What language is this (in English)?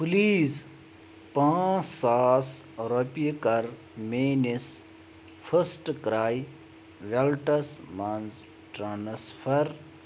Kashmiri